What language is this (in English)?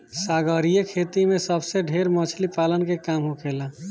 Bhojpuri